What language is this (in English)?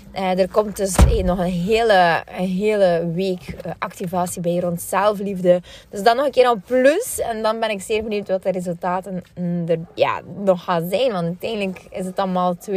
Dutch